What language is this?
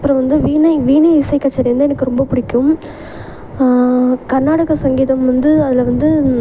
Tamil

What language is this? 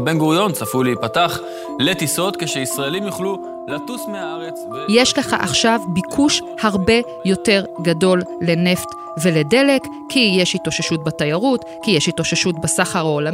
Hebrew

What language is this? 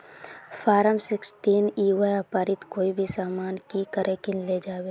Magahi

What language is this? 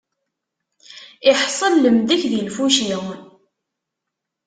Kabyle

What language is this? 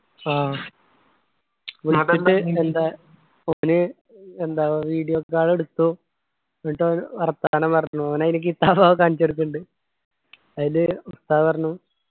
Malayalam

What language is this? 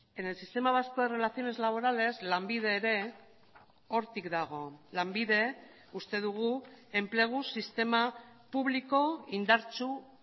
Basque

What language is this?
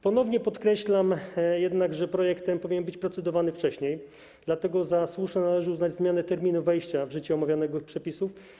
Polish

